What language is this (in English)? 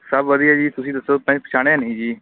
Punjabi